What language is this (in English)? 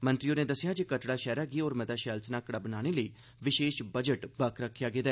Dogri